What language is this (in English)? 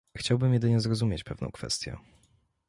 Polish